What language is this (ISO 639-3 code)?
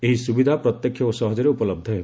ori